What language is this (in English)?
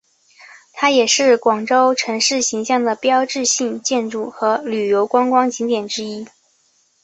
Chinese